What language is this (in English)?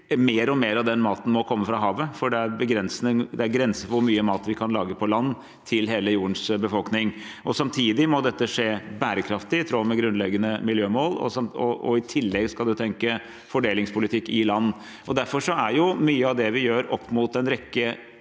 Norwegian